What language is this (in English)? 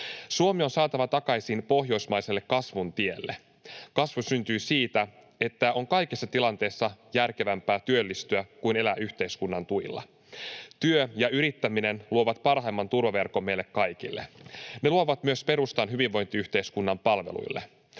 Finnish